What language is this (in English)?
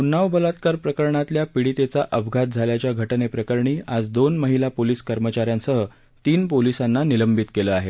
Marathi